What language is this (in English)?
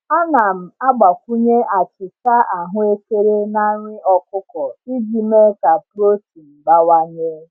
Igbo